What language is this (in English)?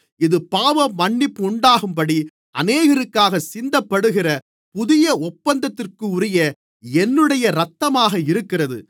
Tamil